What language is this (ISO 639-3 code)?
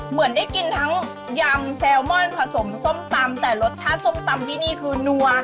tha